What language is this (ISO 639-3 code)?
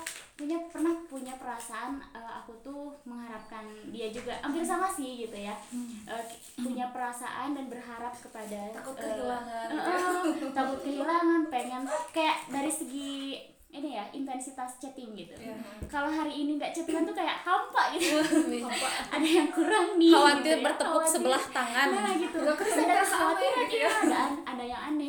ind